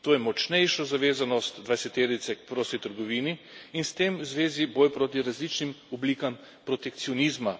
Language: Slovenian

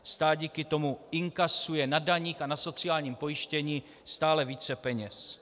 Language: Czech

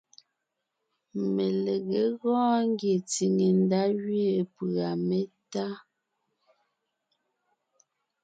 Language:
Ngiemboon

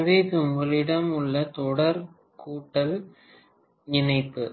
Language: Tamil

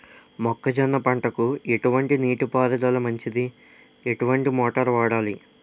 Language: Telugu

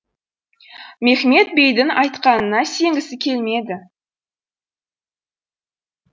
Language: Kazakh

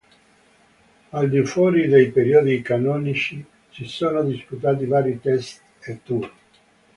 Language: Italian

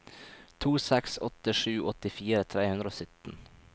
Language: Norwegian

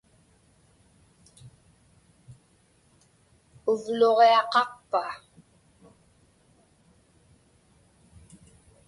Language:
Inupiaq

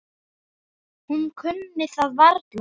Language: Icelandic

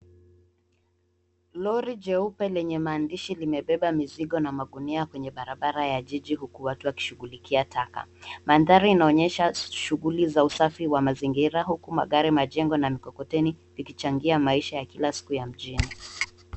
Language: Swahili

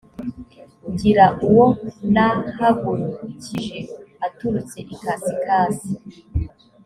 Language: Kinyarwanda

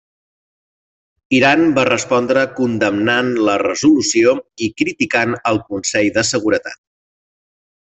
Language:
Catalan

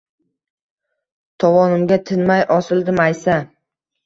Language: Uzbek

